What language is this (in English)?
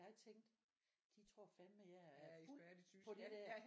Danish